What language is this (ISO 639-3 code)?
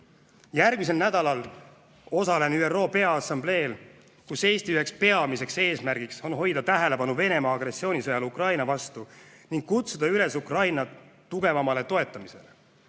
est